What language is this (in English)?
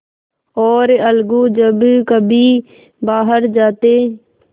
Hindi